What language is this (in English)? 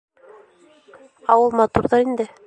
Bashkir